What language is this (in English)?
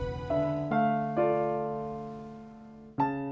Indonesian